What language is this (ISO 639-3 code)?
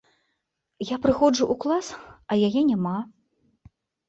bel